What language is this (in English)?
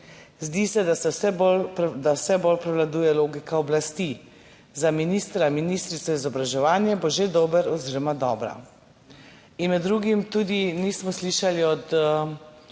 Slovenian